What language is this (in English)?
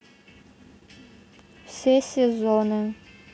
Russian